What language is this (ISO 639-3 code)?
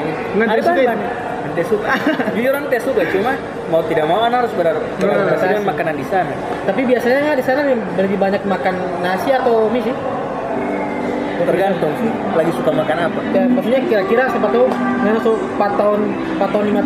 ind